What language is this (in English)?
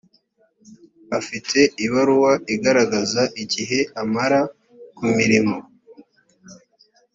Kinyarwanda